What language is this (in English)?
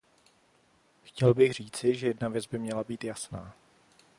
Czech